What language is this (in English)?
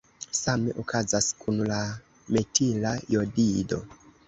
Esperanto